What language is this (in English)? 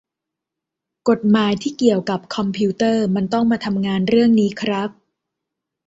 Thai